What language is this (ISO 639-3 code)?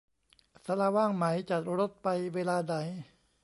tha